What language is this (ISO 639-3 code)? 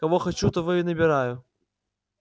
rus